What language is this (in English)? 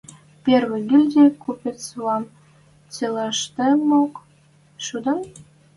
Western Mari